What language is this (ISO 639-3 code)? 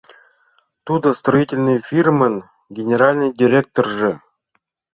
chm